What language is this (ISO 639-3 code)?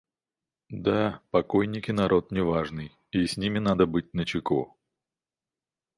rus